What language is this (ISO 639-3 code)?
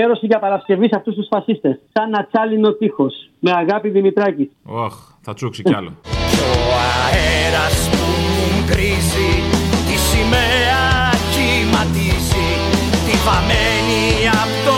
ell